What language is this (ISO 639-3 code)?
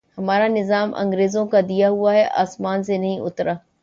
urd